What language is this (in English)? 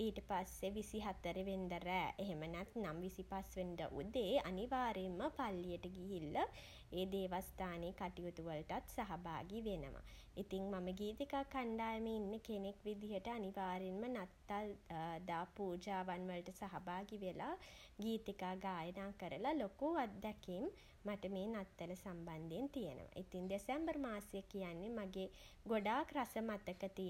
Sinhala